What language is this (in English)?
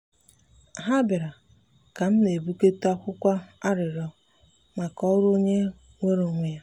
Igbo